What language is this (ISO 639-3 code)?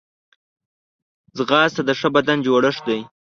pus